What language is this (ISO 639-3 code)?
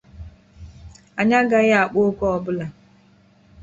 ibo